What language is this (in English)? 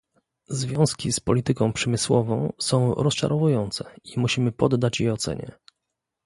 Polish